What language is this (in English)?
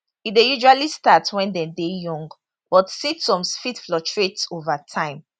Nigerian Pidgin